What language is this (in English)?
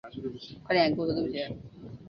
Chinese